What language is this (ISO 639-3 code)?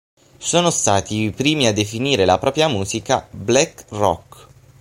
ita